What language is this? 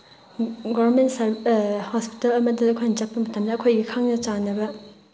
Manipuri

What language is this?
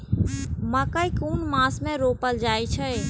Maithili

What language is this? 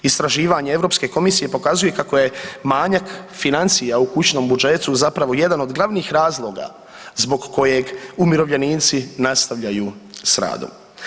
Croatian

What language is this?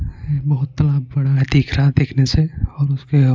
Hindi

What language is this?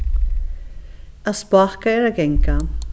Faroese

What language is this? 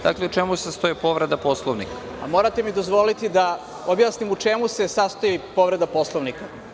Serbian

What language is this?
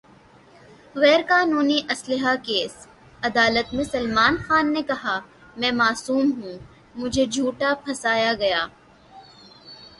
Urdu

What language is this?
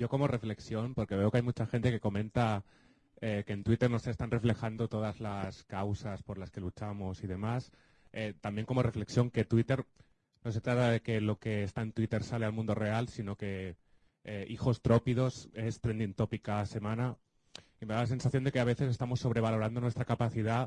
Spanish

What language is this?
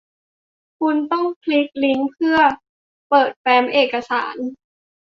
Thai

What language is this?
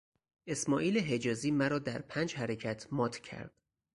Persian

